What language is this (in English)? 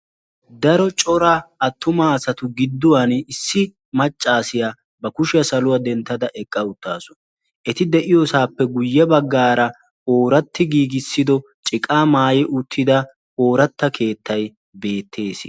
Wolaytta